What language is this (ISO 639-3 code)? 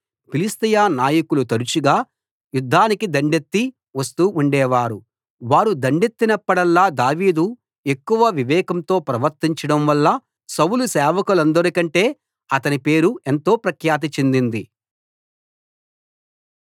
tel